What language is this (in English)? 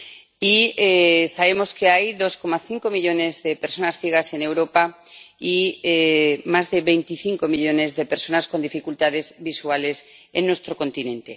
Spanish